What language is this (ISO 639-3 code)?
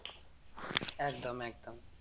ben